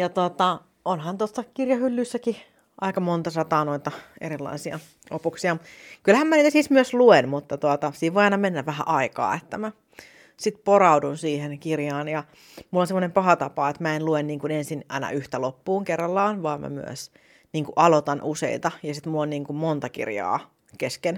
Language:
Finnish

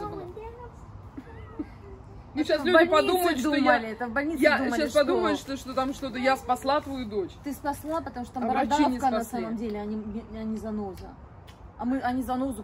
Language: Russian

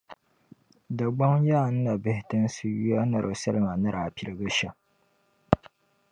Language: Dagbani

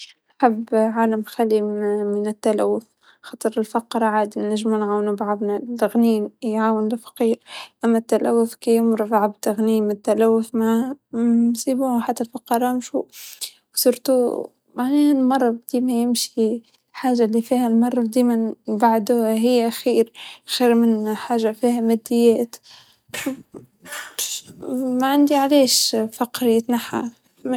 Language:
Tunisian Arabic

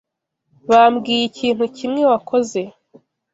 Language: Kinyarwanda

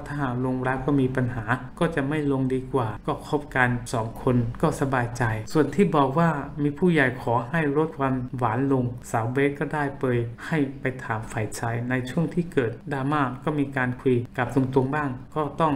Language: Thai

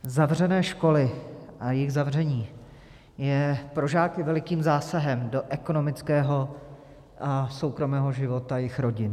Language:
Czech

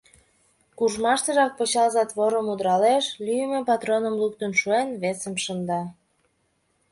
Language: Mari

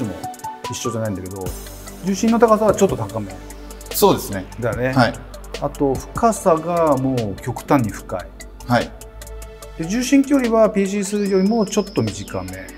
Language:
Japanese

